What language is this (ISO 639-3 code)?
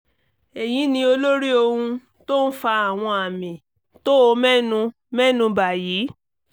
yor